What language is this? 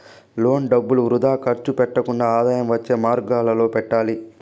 Telugu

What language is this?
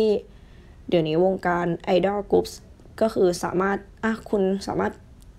Thai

